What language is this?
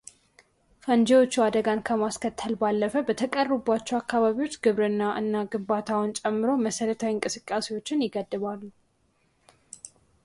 Amharic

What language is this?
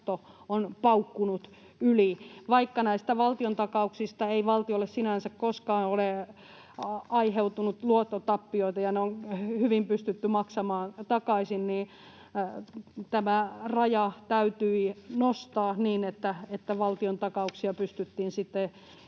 Finnish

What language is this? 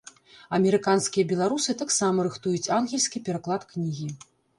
Belarusian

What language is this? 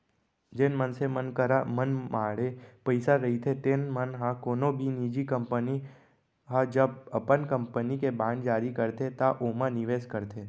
Chhattisgarhi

